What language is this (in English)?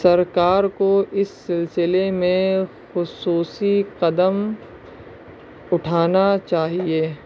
Urdu